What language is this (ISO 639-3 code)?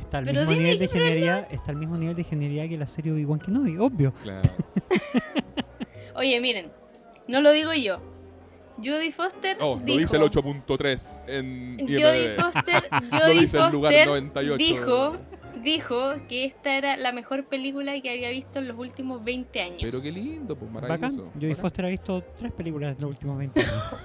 spa